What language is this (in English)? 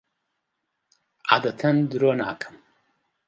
Central Kurdish